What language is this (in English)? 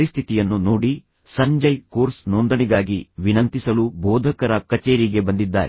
Kannada